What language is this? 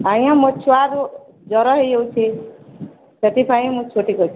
Odia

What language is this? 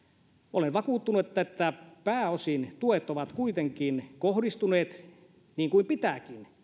Finnish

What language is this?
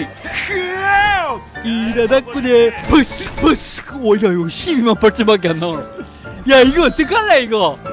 Korean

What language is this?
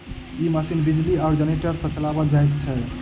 Maithili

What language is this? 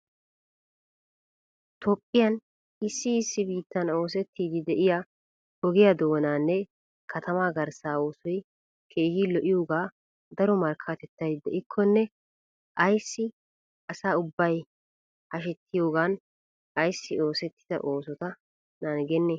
Wolaytta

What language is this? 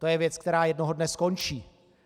Czech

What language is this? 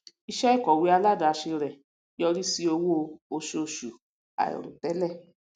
Yoruba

